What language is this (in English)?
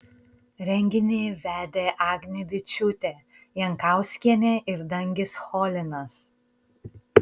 Lithuanian